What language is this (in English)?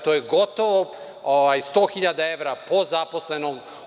Serbian